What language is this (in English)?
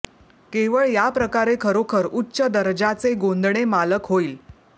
Marathi